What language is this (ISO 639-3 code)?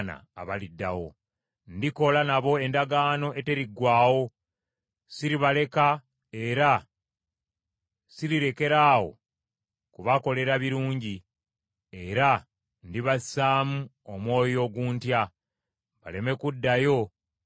lug